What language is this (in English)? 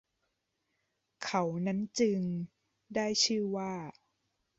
Thai